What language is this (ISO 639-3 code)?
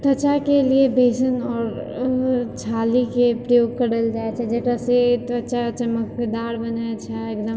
mai